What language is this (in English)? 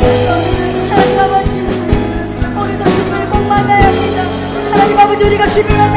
Korean